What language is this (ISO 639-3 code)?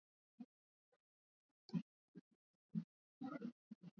swa